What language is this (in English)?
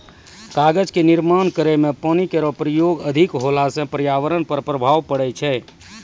Maithili